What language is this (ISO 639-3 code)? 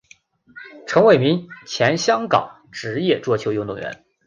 zho